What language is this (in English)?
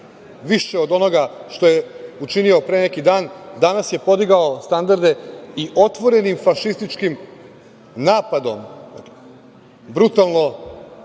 Serbian